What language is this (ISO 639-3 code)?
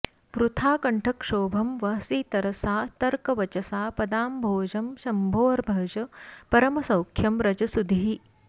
san